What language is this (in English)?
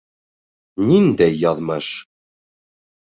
Bashkir